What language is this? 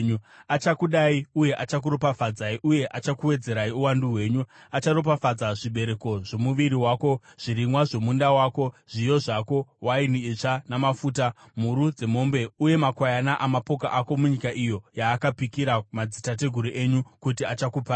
Shona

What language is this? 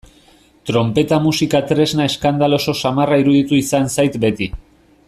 Basque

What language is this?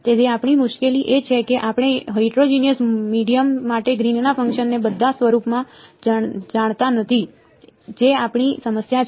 Gujarati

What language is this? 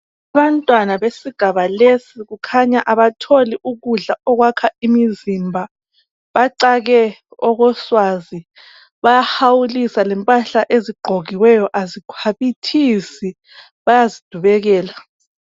North Ndebele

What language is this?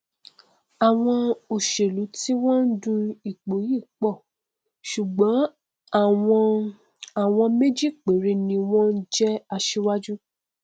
Yoruba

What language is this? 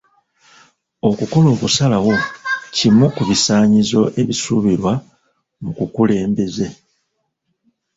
Ganda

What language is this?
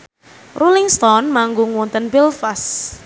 Javanese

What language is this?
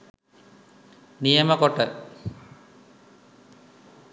Sinhala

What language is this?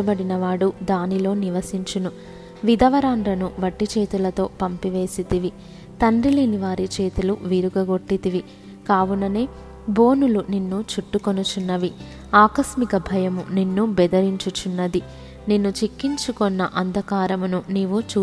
Telugu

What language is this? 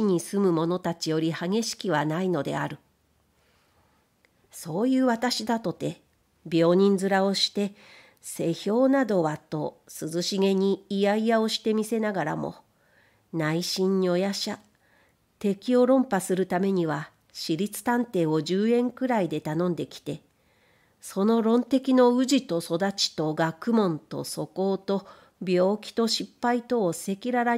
Japanese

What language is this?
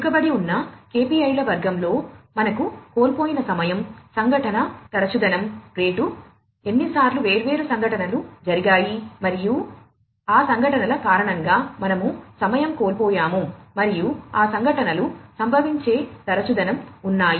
Telugu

